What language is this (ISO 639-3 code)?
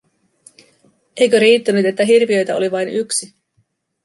fin